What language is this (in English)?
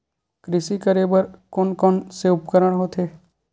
Chhattisgarhi